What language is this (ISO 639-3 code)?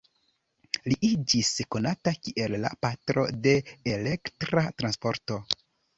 epo